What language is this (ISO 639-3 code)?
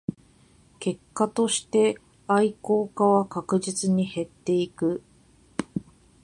jpn